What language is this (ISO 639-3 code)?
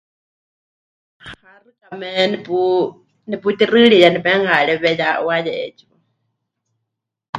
hch